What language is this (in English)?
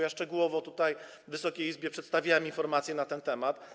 Polish